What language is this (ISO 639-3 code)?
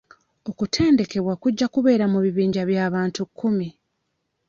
lug